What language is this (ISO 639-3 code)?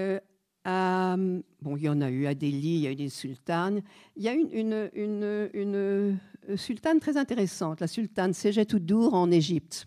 fra